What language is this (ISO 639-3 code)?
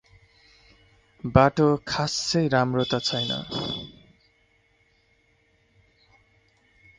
nep